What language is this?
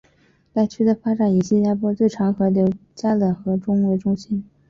Chinese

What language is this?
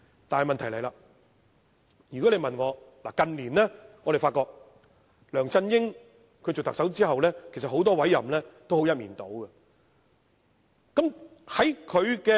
Cantonese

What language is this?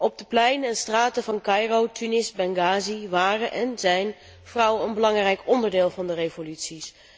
Dutch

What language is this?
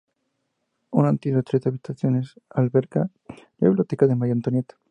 Spanish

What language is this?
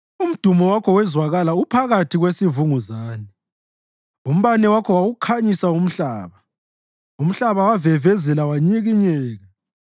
North Ndebele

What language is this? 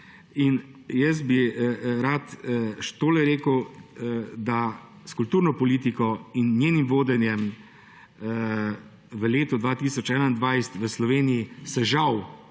Slovenian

